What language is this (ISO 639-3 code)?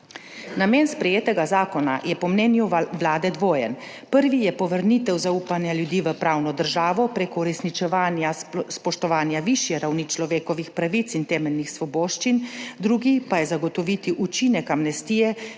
slv